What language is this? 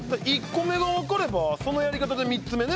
Japanese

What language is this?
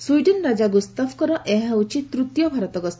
Odia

